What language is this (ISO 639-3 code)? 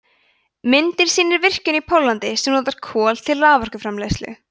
isl